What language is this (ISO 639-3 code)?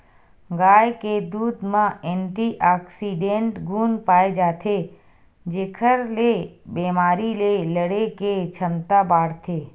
hne